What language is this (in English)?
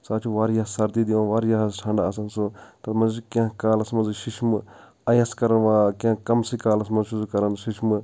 Kashmiri